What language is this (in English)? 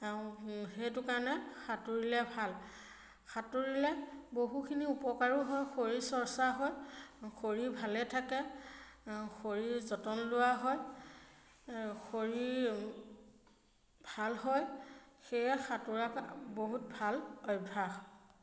Assamese